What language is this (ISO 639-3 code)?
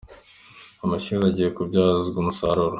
kin